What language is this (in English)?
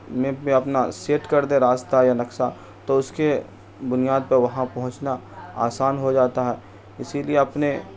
Urdu